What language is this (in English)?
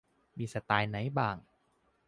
Thai